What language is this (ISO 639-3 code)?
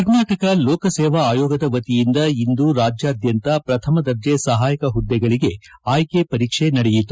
kan